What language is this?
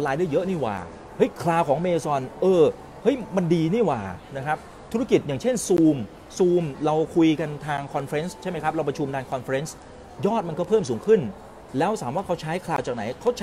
Thai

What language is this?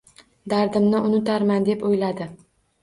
Uzbek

